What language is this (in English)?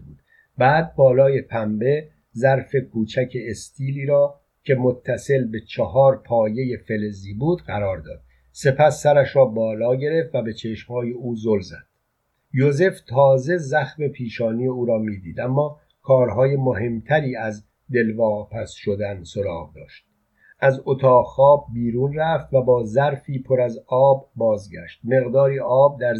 Persian